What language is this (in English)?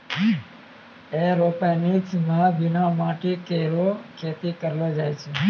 Maithili